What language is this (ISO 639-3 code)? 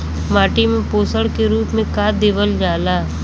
bho